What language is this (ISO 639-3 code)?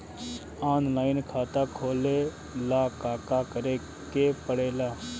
bho